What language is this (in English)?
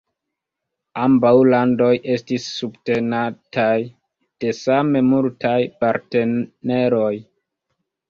Esperanto